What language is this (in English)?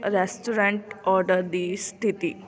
Punjabi